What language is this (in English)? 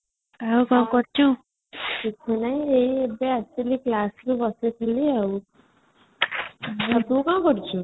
Odia